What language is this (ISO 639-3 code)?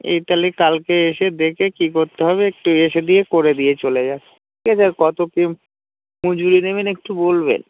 ben